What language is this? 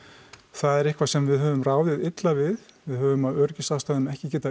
Icelandic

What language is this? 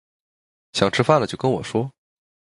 Chinese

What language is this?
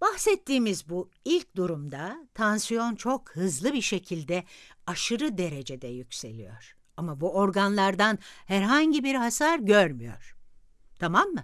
Turkish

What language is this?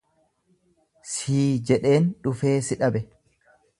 Oromo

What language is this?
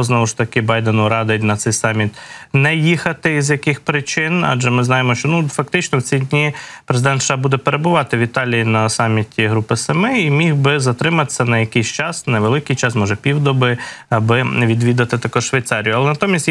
Ukrainian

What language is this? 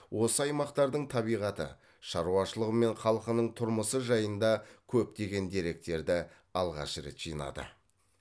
Kazakh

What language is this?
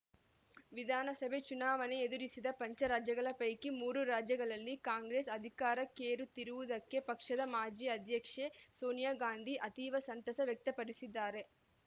Kannada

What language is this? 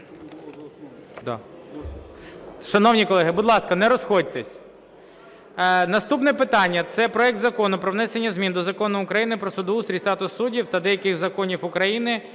Ukrainian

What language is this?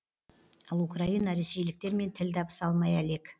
Kazakh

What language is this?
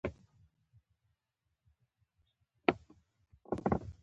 Pashto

